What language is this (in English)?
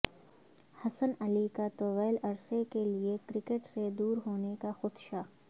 Urdu